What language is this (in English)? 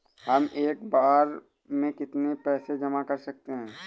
Hindi